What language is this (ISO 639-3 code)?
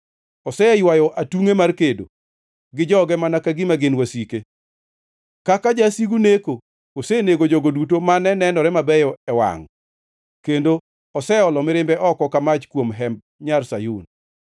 luo